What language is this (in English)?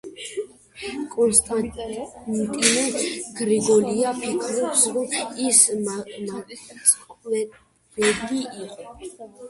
Georgian